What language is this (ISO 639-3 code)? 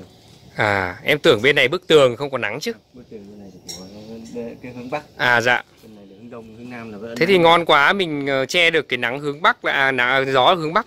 vie